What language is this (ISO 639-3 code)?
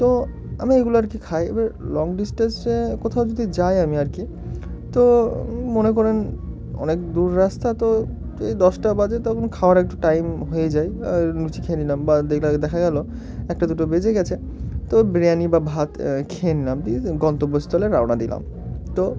ben